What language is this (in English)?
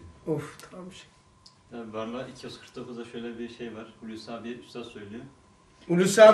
Turkish